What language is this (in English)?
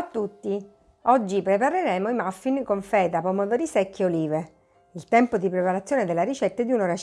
Italian